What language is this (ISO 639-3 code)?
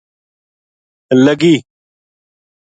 gju